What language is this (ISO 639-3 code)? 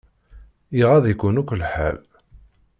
kab